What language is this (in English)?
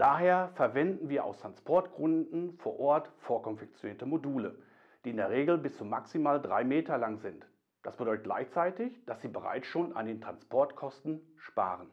German